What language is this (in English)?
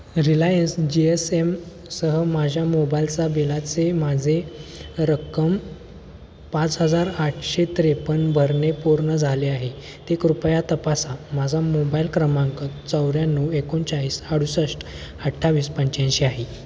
Marathi